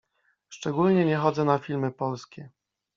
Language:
Polish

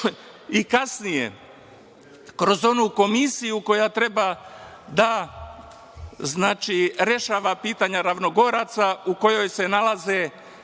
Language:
Serbian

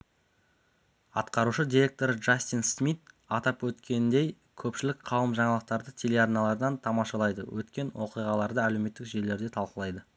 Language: Kazakh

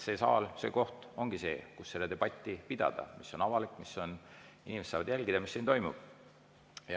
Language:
Estonian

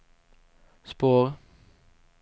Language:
Swedish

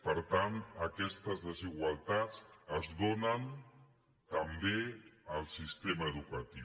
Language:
Catalan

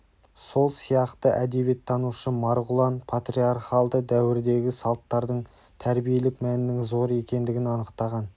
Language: Kazakh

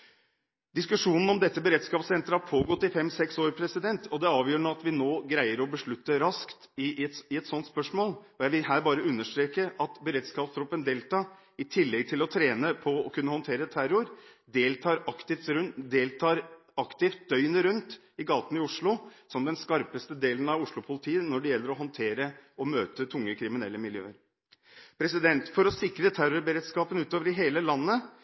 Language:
Norwegian Bokmål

